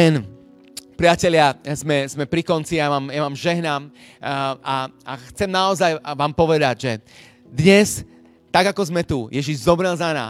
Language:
Slovak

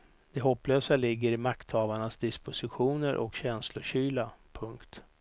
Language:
Swedish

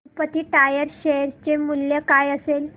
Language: Marathi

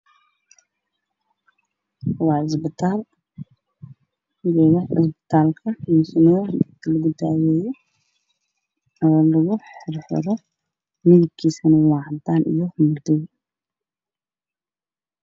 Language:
Somali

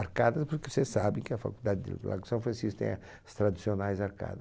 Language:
Portuguese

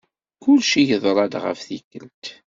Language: Kabyle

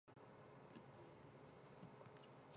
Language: Chinese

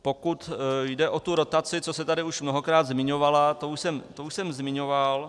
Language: Czech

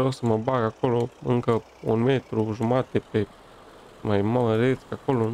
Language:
Romanian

